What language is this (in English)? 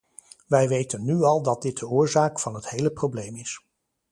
Dutch